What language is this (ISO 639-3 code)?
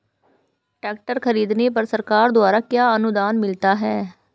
hin